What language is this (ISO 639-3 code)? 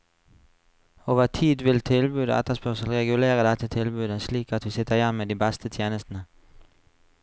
nor